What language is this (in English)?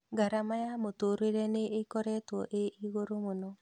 Kikuyu